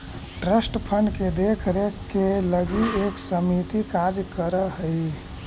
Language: Magahi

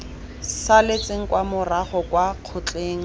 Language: Tswana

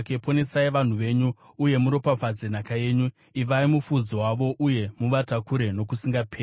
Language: Shona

